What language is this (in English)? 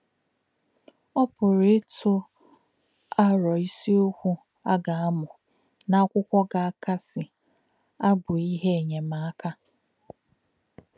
Igbo